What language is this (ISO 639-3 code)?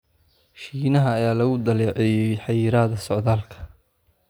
som